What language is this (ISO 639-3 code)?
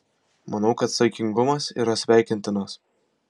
lit